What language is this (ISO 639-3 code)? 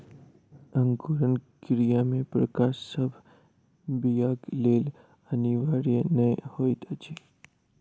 mai